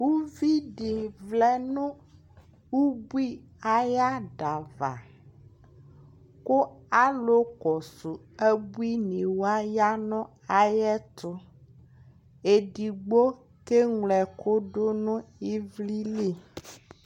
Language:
Ikposo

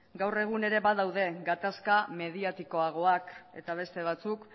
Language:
Basque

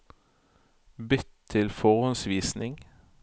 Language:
Norwegian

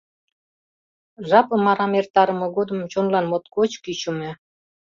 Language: Mari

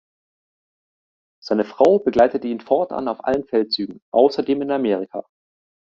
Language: German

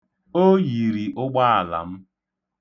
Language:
Igbo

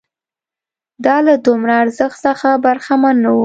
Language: Pashto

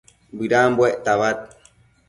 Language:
Matsés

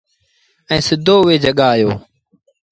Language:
Sindhi Bhil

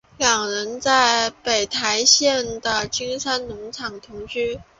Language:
Chinese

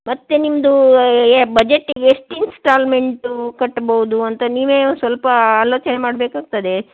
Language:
Kannada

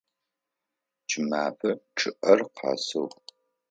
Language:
Adyghe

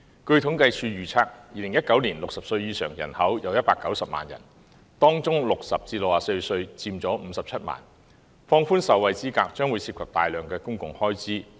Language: Cantonese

